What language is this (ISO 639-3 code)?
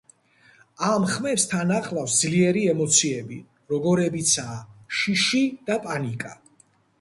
kat